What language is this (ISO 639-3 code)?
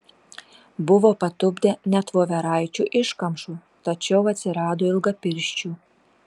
lit